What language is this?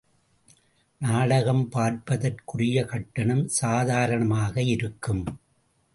Tamil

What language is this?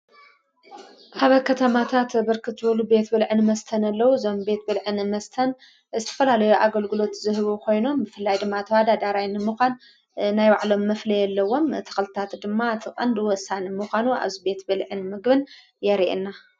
Tigrinya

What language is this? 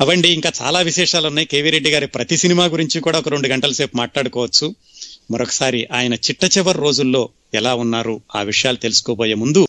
Telugu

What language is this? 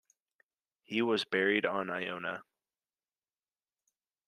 English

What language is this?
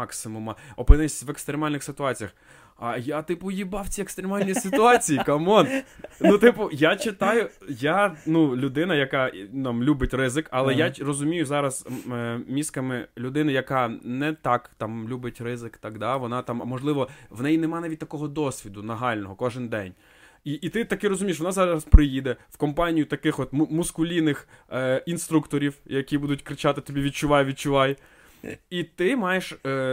Ukrainian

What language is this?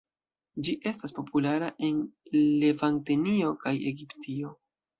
Esperanto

